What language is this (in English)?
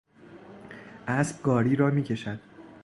Persian